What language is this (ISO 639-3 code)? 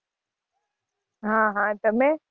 guj